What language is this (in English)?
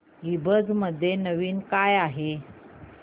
Marathi